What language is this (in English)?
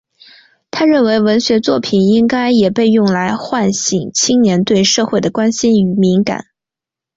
Chinese